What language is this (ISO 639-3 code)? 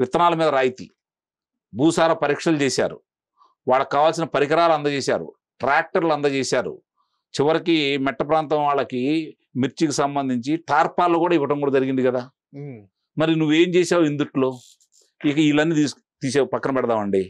tel